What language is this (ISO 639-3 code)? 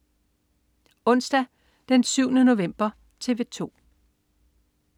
dan